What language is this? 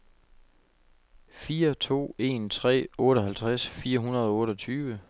Danish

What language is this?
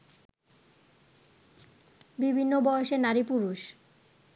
Bangla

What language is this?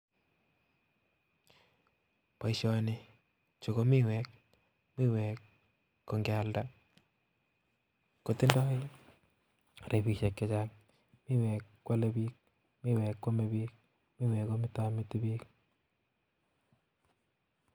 Kalenjin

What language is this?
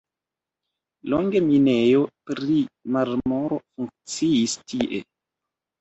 Esperanto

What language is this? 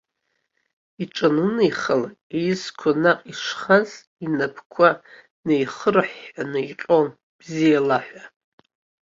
Abkhazian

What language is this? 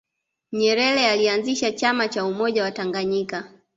Swahili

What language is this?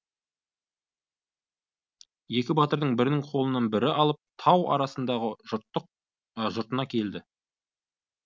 Kazakh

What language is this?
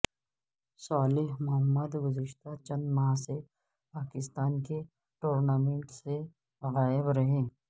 Urdu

